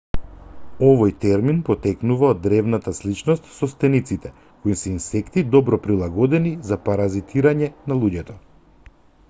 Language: Macedonian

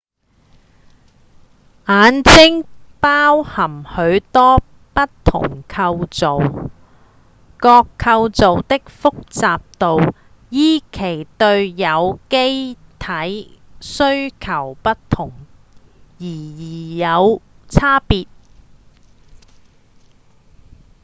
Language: Cantonese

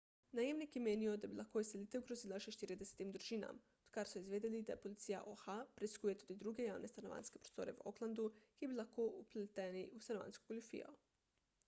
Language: Slovenian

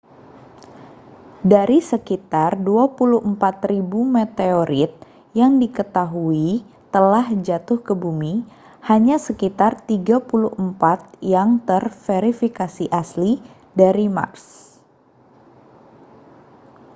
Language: Indonesian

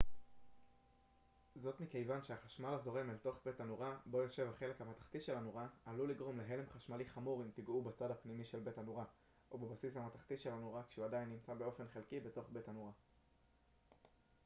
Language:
Hebrew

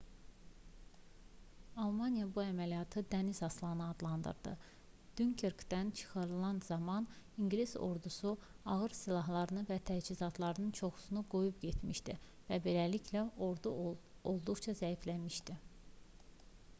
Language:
Azerbaijani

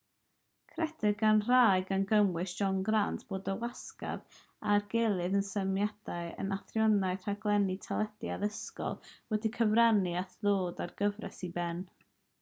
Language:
Welsh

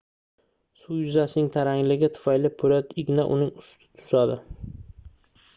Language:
Uzbek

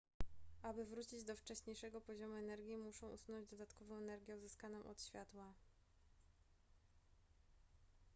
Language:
Polish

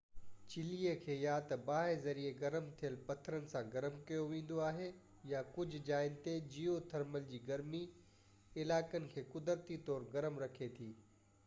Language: Sindhi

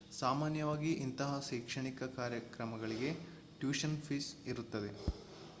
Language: Kannada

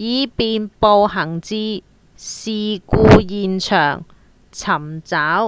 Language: Cantonese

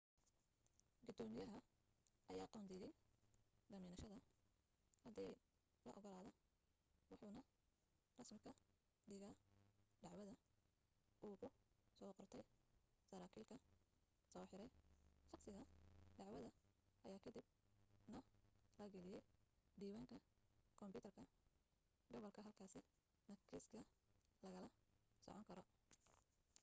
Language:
Somali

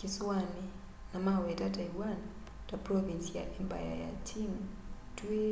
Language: Kamba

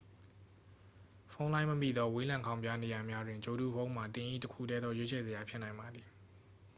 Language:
Burmese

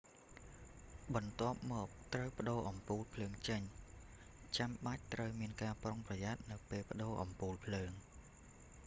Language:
Khmer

